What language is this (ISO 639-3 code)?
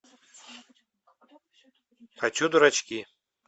rus